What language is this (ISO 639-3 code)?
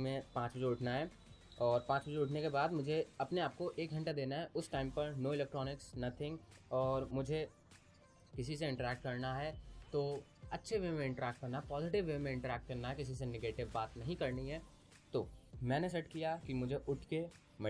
hin